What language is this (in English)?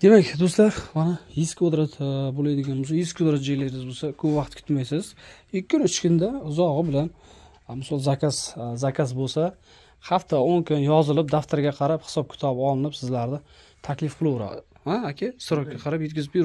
Turkish